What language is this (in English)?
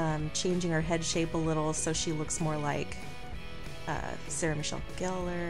English